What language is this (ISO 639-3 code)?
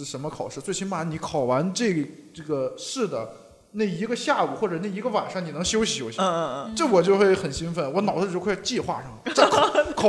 zho